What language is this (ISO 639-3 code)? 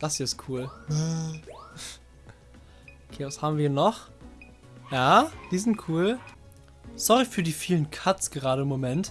deu